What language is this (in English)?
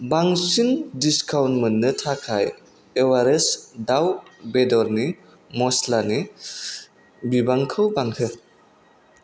Bodo